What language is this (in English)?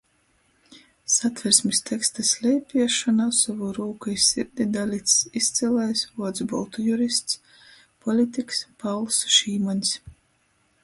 Latgalian